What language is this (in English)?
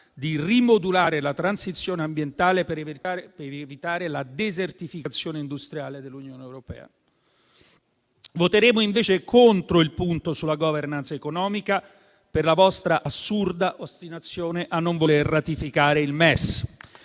Italian